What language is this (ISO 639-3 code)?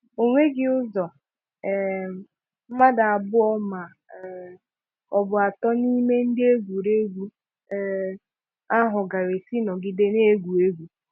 ibo